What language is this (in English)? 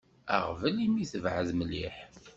Kabyle